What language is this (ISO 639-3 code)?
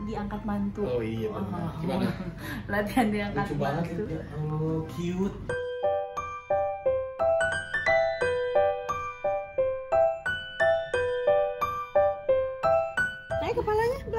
ind